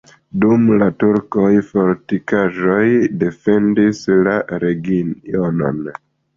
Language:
Esperanto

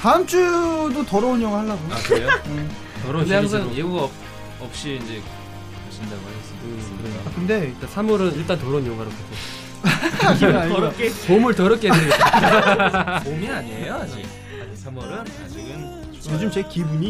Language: Korean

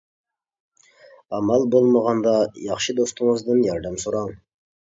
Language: Uyghur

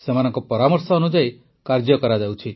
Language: Odia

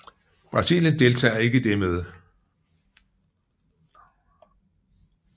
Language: Danish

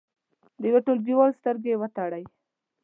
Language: Pashto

